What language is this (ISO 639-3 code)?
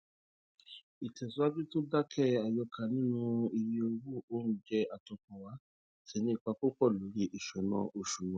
yor